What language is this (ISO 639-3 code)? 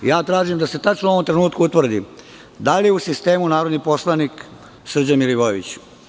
srp